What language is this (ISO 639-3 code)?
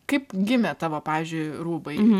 lit